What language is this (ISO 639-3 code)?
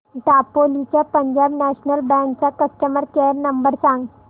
mar